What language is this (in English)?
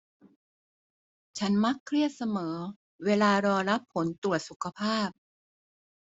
Thai